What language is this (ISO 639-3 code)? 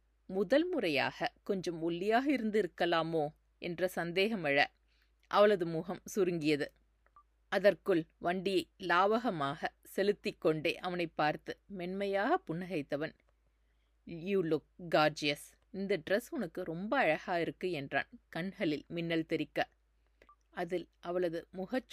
tam